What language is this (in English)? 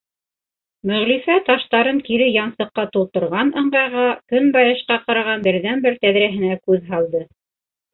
Bashkir